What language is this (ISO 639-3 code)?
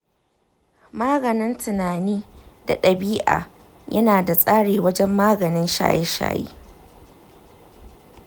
hau